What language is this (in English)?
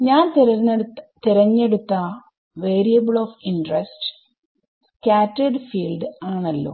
Malayalam